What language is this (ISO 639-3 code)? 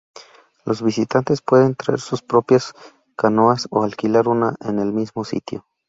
spa